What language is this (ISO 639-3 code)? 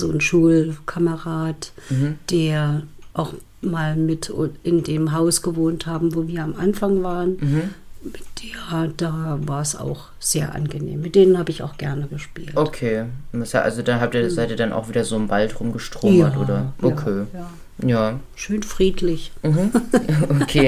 deu